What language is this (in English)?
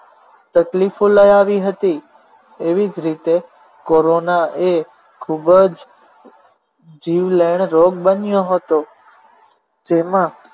Gujarati